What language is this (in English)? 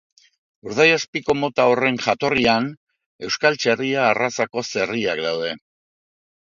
Basque